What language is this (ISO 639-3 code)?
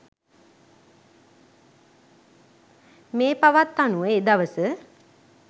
sin